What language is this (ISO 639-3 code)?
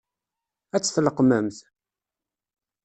kab